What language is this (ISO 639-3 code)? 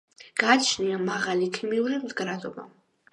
kat